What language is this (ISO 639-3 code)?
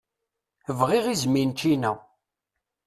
kab